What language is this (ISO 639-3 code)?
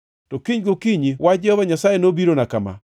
luo